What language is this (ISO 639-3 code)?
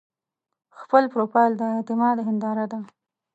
pus